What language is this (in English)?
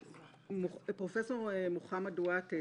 Hebrew